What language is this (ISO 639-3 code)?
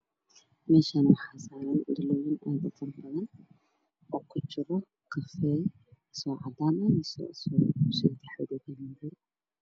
som